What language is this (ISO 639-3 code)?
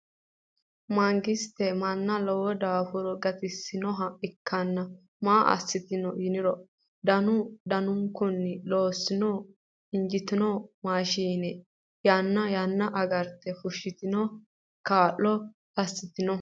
sid